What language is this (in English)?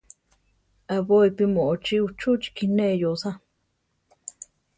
Central Tarahumara